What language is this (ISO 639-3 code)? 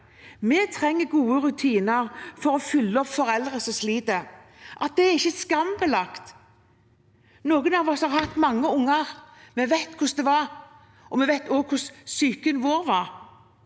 nor